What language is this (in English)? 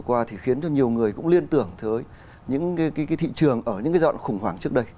Vietnamese